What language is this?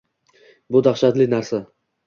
Uzbek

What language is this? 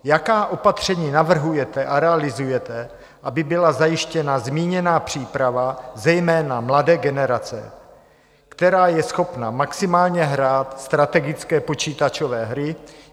Czech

